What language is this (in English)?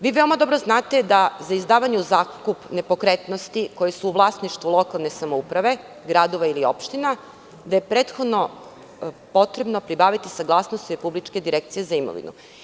Serbian